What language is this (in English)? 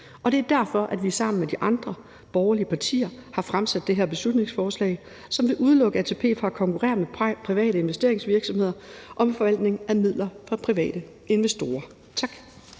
Danish